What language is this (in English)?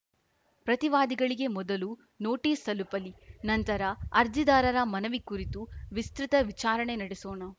Kannada